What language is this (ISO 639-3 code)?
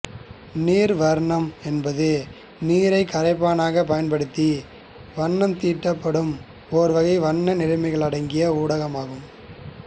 tam